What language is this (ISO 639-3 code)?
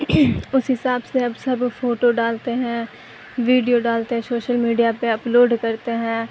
urd